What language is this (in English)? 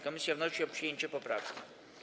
Polish